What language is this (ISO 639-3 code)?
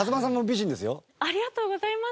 jpn